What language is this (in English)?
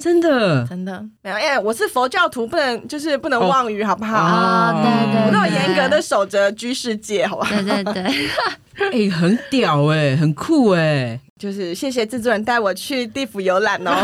Chinese